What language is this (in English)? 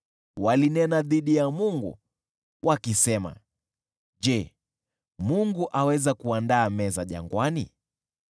Swahili